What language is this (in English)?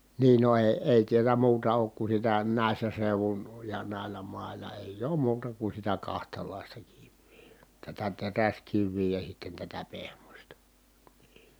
Finnish